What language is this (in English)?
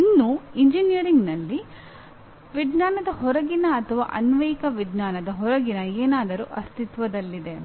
Kannada